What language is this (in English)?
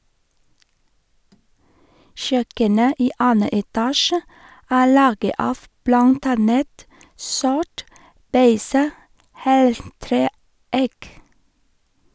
Norwegian